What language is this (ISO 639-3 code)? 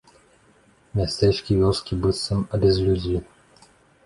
bel